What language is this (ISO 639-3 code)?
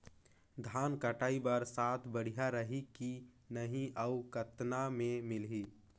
hne